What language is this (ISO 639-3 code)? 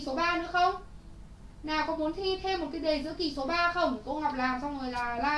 vie